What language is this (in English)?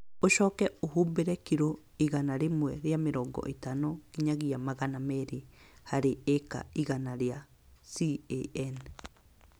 Kikuyu